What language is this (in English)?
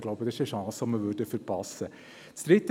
Swiss German